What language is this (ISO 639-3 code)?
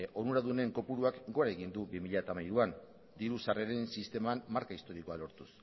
eus